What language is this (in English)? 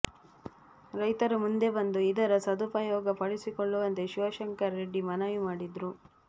Kannada